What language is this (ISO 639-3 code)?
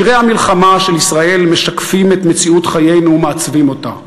heb